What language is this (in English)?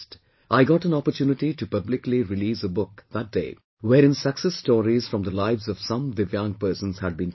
English